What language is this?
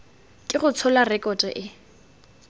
Tswana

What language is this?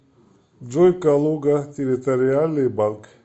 Russian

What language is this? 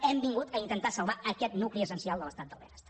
Catalan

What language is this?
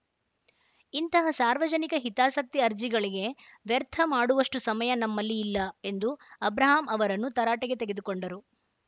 Kannada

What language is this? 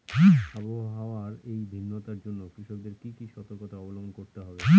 Bangla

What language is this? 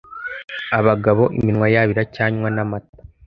Kinyarwanda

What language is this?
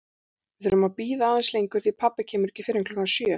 Icelandic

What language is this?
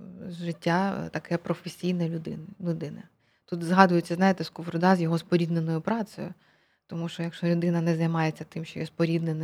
Ukrainian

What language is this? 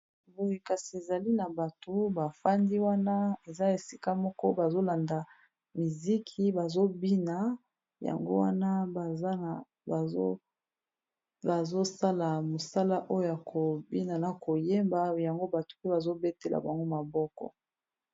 Lingala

